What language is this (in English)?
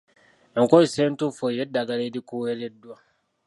Ganda